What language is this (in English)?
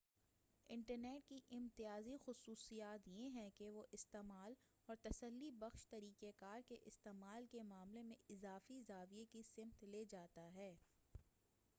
Urdu